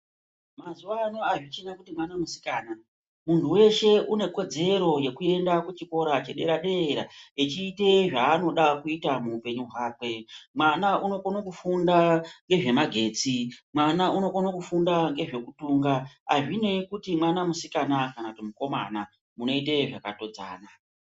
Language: Ndau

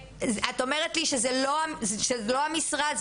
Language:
Hebrew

